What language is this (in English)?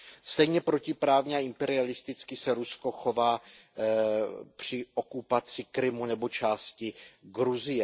Czech